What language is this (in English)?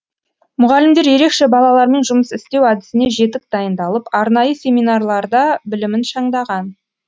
Kazakh